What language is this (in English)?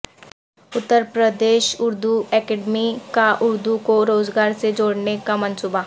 Urdu